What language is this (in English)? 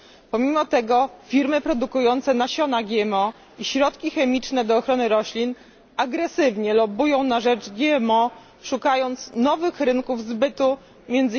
Polish